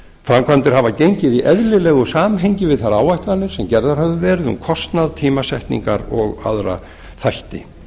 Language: Icelandic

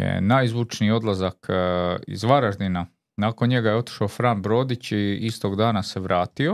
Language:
Croatian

